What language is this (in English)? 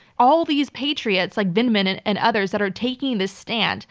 English